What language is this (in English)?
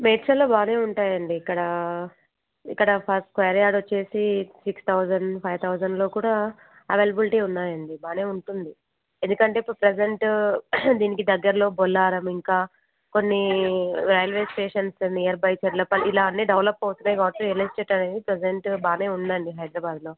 Telugu